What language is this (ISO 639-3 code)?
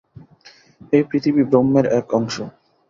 ben